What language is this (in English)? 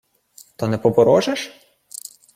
Ukrainian